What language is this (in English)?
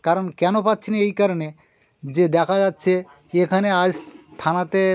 Bangla